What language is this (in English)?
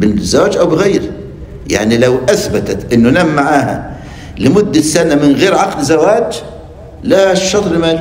Arabic